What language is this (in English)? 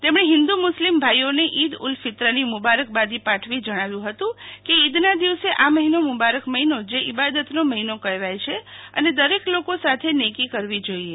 Gujarati